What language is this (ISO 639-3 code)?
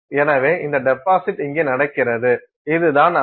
tam